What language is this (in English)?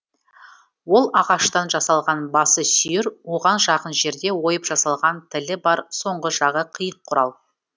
Kazakh